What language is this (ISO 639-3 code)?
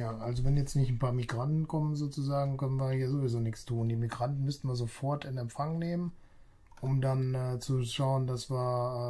deu